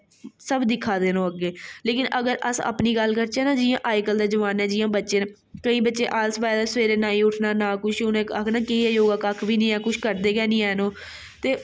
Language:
Dogri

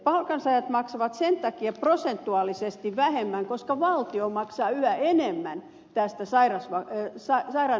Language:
Finnish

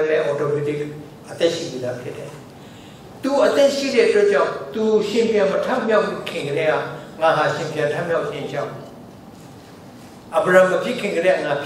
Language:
Korean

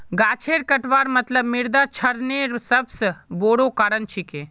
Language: Magahi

